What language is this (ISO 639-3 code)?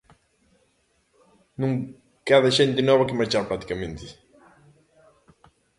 glg